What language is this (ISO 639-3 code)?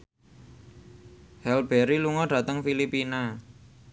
jav